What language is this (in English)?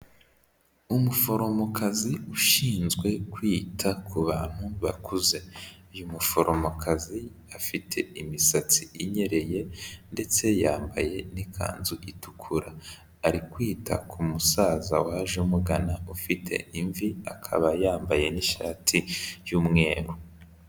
Kinyarwanda